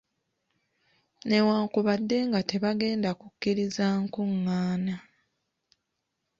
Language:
Ganda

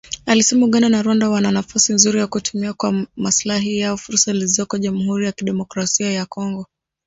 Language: Swahili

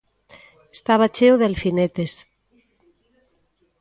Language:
Galician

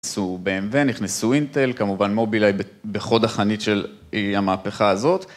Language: Hebrew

